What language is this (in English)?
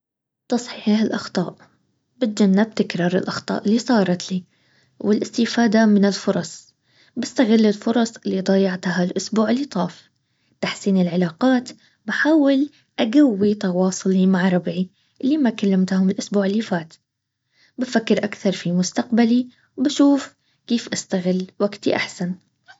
Baharna Arabic